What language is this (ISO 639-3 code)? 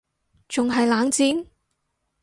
yue